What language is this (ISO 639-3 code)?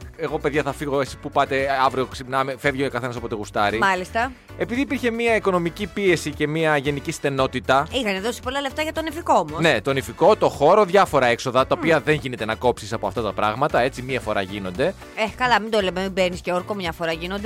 ell